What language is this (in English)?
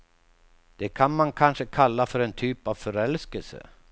Swedish